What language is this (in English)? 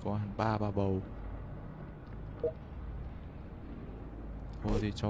Vietnamese